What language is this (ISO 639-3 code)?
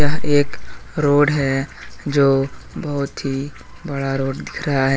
hin